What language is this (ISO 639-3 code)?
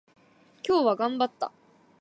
jpn